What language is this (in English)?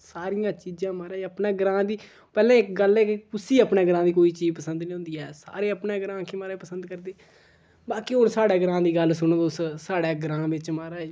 Dogri